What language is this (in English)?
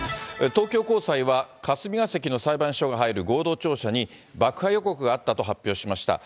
Japanese